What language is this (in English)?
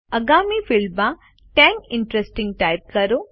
Gujarati